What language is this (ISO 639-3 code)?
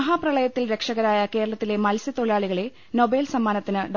mal